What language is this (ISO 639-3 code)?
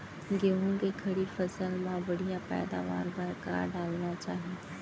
hne